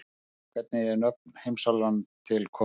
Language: Icelandic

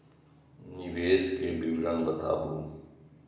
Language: Maithili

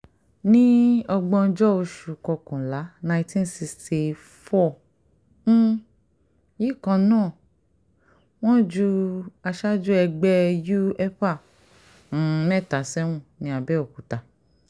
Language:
Yoruba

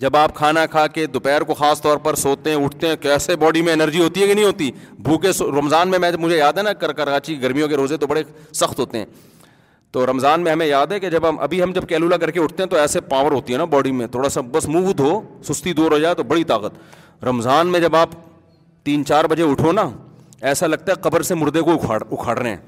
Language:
Urdu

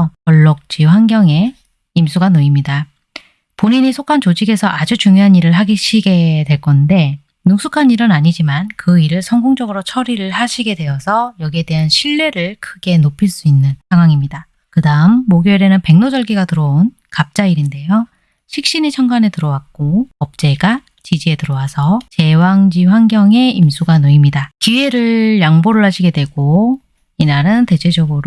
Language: Korean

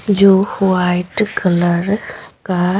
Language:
Hindi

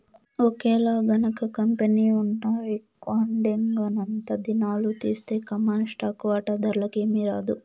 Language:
Telugu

